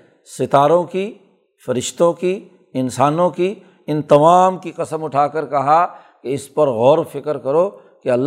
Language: Urdu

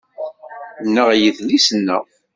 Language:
Kabyle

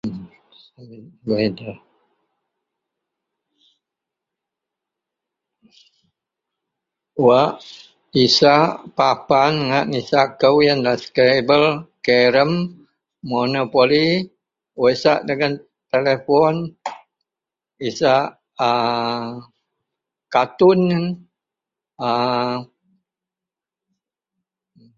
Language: Central Melanau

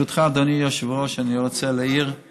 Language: Hebrew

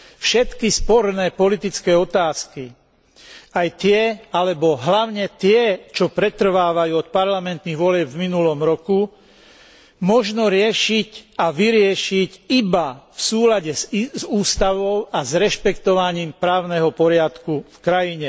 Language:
Slovak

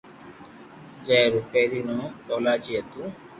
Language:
Loarki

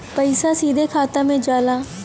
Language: Bhojpuri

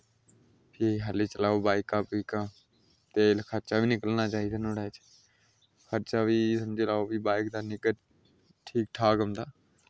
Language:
Dogri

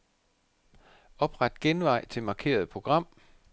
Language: Danish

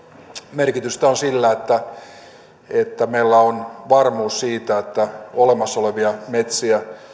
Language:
Finnish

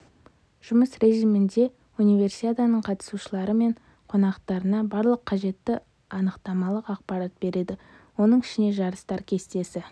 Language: Kazakh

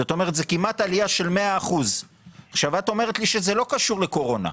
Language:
Hebrew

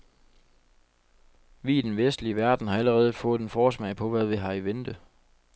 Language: Danish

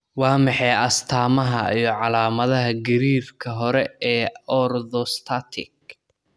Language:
Somali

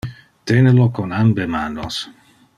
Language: Interlingua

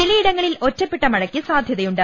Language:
Malayalam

